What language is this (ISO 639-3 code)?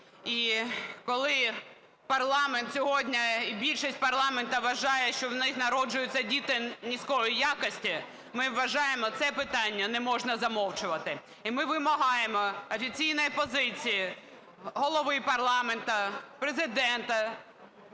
ukr